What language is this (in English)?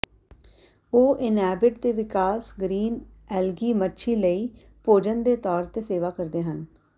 Punjabi